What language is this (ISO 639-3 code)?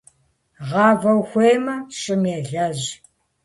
kbd